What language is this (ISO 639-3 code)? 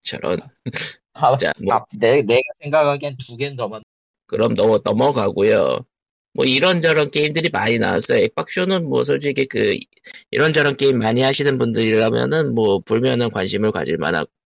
kor